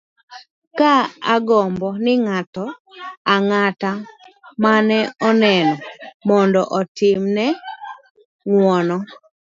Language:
Luo (Kenya and Tanzania)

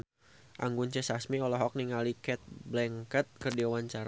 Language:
Sundanese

